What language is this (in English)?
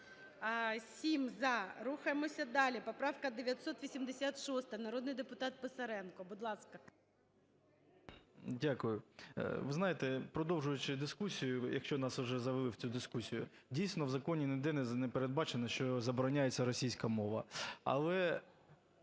Ukrainian